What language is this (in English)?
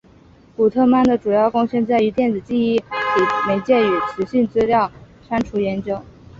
Chinese